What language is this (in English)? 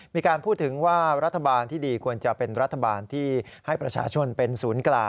Thai